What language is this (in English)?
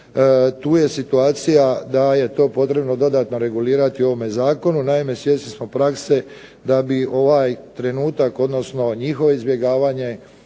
Croatian